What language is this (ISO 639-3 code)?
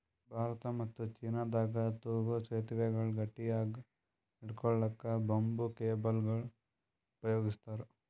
kan